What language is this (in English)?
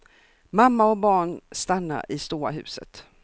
Swedish